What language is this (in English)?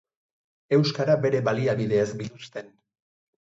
Basque